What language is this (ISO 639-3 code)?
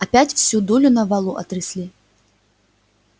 rus